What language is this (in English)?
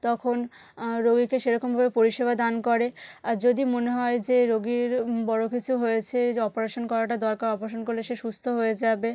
Bangla